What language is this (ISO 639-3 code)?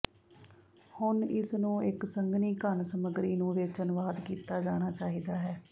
pan